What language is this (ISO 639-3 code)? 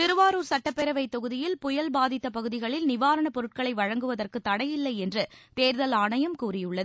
tam